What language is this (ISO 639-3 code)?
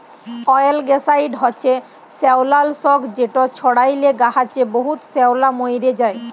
ben